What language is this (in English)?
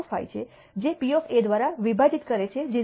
Gujarati